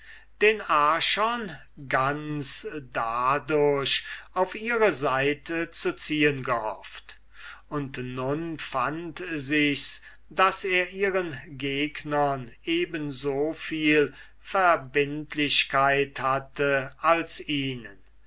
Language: German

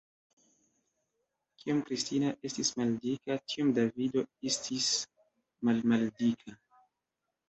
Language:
Esperanto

